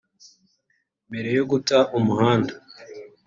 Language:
Kinyarwanda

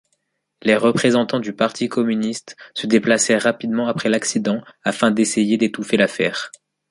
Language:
French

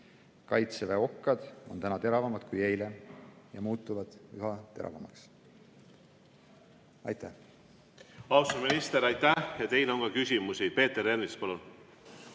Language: Estonian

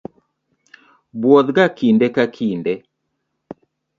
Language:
Luo (Kenya and Tanzania)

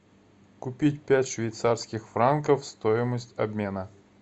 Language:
Russian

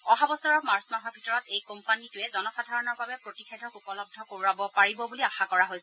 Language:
Assamese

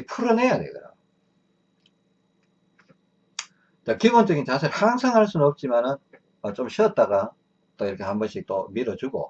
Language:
Korean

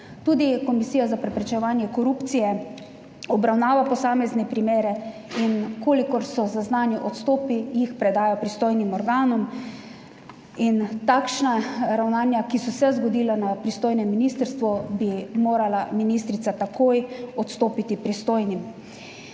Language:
Slovenian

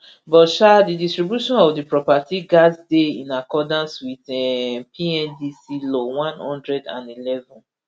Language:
Nigerian Pidgin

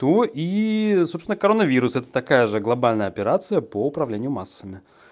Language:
Russian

